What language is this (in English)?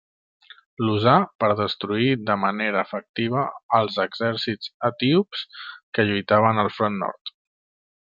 Catalan